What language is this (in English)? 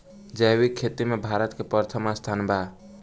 Bhojpuri